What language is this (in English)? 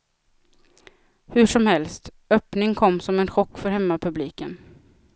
Swedish